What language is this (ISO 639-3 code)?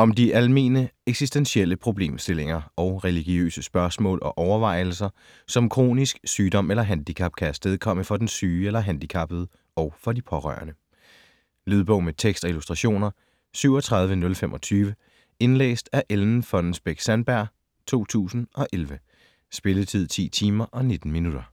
dan